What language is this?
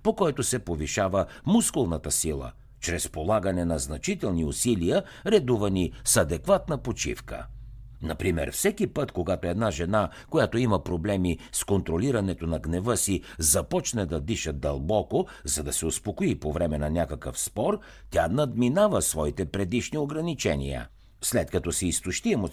Bulgarian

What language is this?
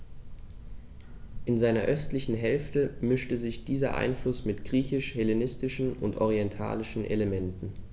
German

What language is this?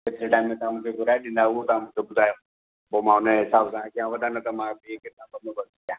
Sindhi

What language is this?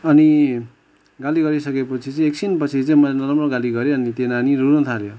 Nepali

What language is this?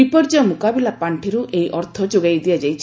Odia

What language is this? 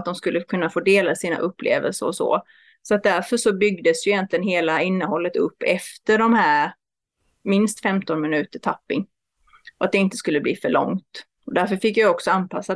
Swedish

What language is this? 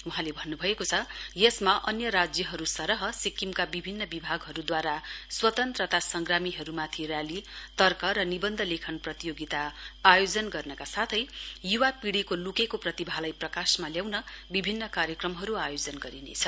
Nepali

